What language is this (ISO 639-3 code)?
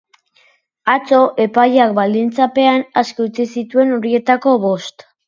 eus